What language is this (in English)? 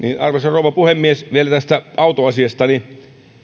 Finnish